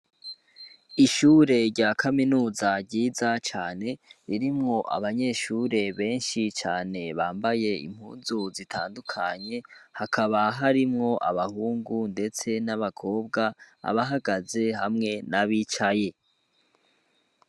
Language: Rundi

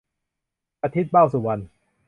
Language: Thai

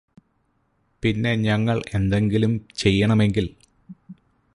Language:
Malayalam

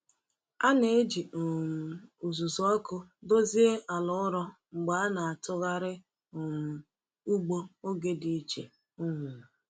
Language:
Igbo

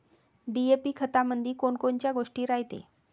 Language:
Marathi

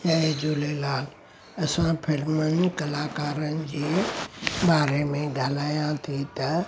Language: Sindhi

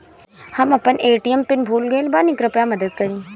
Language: Bhojpuri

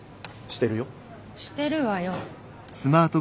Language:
Japanese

